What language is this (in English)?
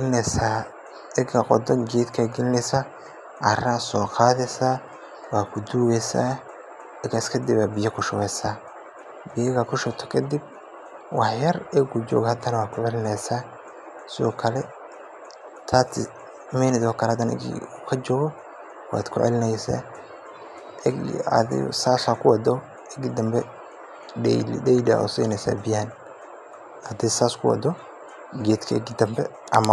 Somali